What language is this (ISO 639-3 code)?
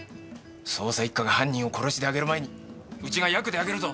jpn